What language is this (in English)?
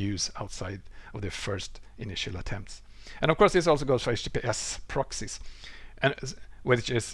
English